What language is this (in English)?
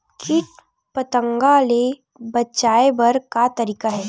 Chhattisgarhi